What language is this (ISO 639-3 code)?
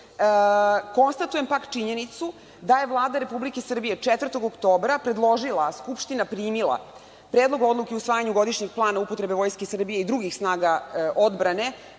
srp